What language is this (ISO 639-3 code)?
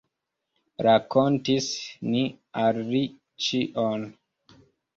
epo